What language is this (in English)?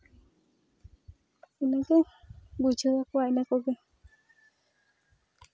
Santali